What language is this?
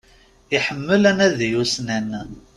Kabyle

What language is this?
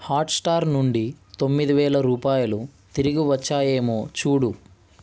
Telugu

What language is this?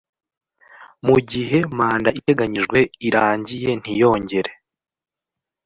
Kinyarwanda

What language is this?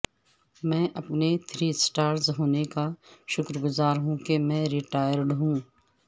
Urdu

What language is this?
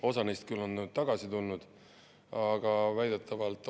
Estonian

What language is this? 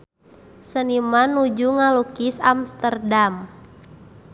Sundanese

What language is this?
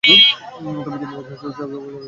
Bangla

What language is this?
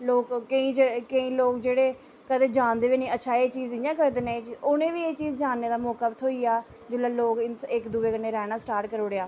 Dogri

